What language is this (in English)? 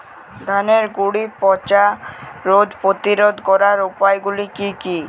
Bangla